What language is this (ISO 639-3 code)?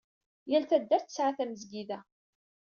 kab